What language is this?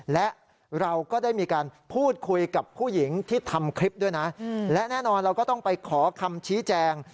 Thai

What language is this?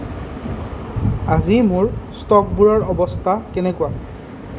Assamese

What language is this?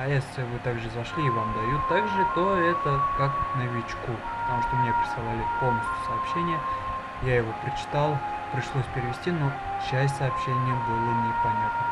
Russian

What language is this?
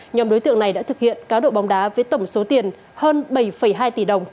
Vietnamese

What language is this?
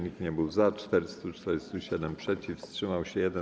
Polish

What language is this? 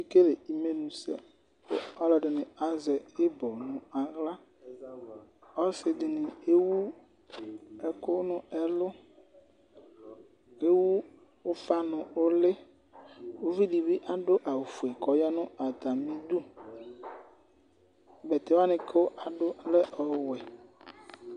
Ikposo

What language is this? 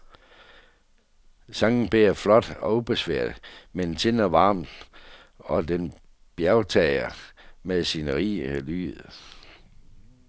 Danish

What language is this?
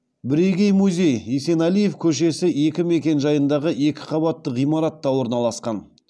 Kazakh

